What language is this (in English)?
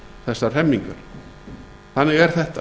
Icelandic